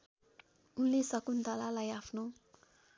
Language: Nepali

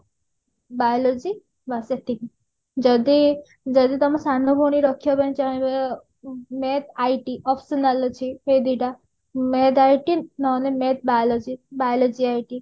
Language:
Odia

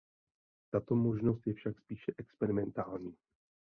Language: Czech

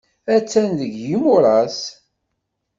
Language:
Kabyle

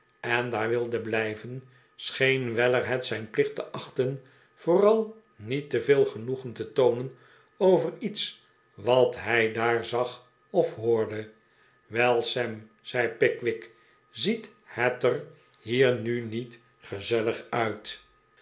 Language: Dutch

